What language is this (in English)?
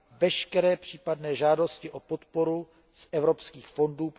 Czech